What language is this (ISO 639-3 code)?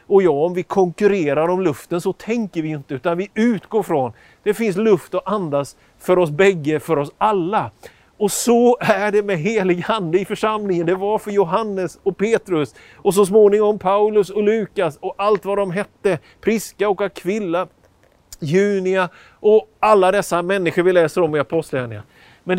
swe